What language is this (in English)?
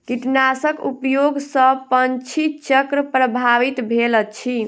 Maithili